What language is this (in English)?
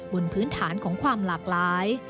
Thai